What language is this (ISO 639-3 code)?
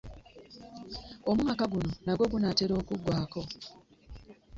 lug